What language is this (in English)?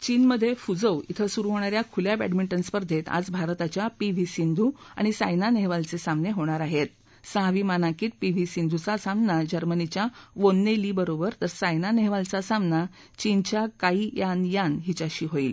Marathi